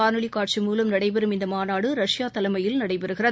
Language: Tamil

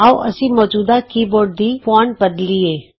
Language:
Punjabi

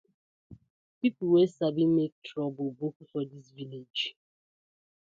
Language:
Nigerian Pidgin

